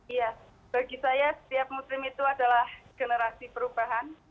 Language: Indonesian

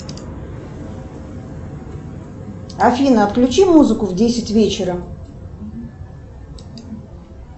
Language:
Russian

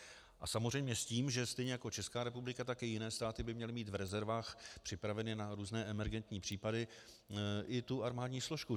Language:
Czech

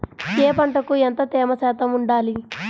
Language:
Telugu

